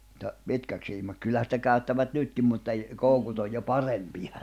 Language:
Finnish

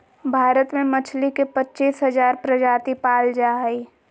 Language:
Magahi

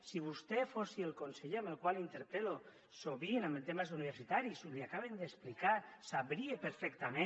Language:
Catalan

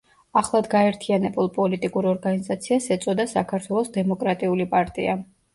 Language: Georgian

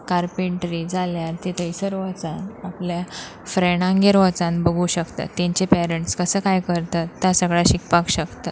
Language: Konkani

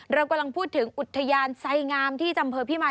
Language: Thai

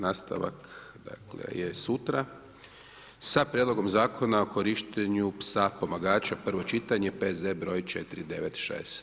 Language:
Croatian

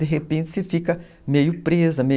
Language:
Portuguese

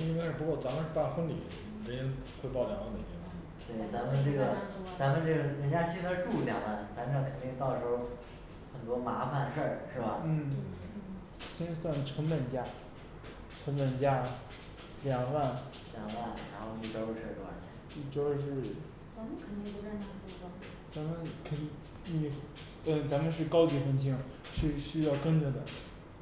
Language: Chinese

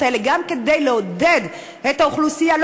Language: Hebrew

